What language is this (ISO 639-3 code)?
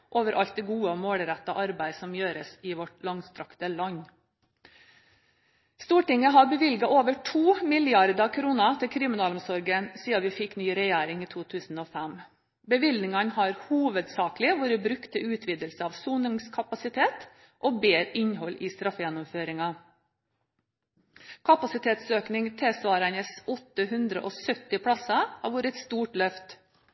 nob